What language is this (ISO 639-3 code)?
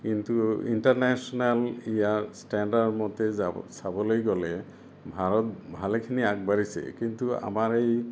asm